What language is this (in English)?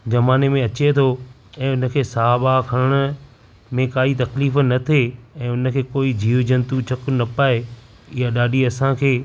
Sindhi